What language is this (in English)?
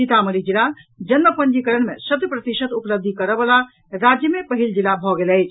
Maithili